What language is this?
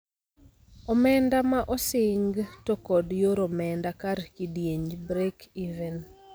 Luo (Kenya and Tanzania)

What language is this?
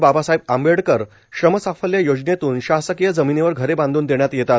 Marathi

